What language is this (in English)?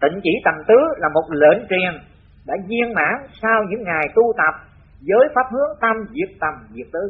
Vietnamese